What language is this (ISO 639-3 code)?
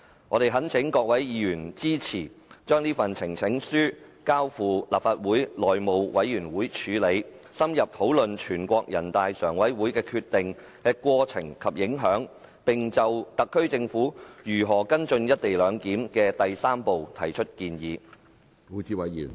yue